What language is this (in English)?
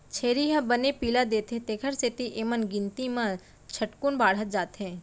Chhattisgarhi